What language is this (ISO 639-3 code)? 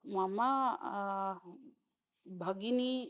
san